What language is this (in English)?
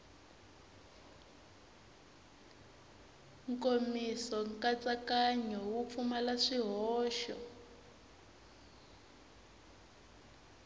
Tsonga